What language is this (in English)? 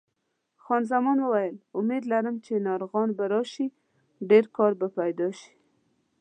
Pashto